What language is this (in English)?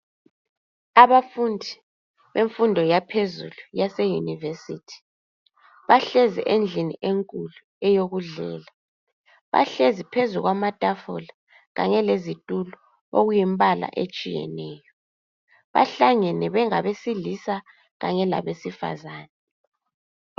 North Ndebele